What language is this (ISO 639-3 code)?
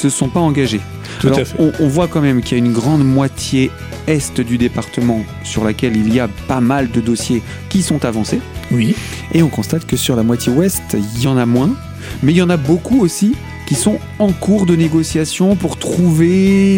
fra